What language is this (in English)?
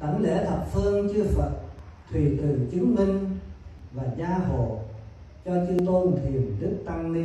Vietnamese